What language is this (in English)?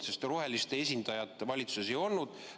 Estonian